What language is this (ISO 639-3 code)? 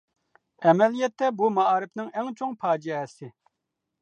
uig